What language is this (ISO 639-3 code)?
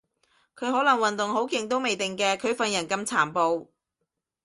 yue